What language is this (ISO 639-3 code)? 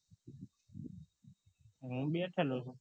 guj